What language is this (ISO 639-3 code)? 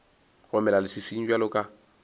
nso